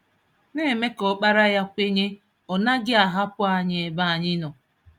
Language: Igbo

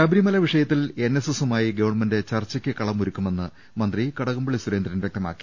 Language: Malayalam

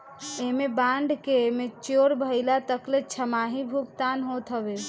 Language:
Bhojpuri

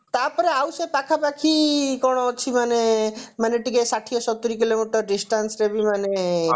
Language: Odia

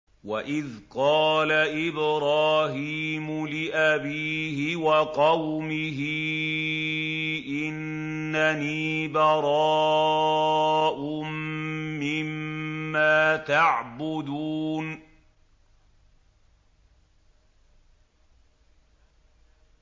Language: Arabic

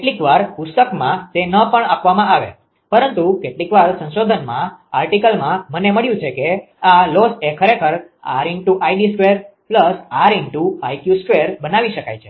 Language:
Gujarati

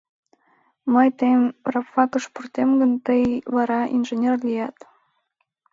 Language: Mari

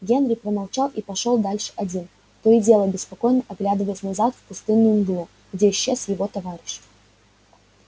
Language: Russian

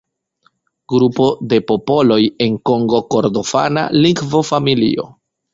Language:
Esperanto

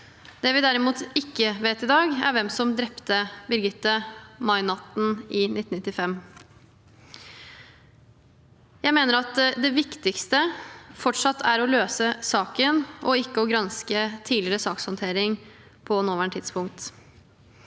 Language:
Norwegian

